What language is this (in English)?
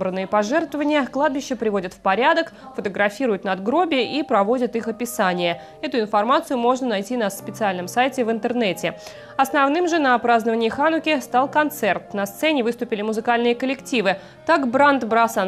Russian